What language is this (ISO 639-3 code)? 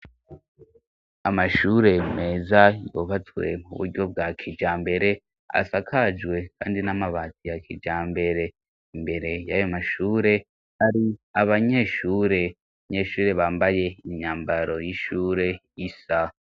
run